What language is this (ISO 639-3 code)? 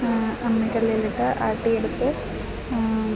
mal